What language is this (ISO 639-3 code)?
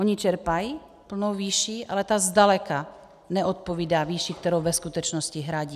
ces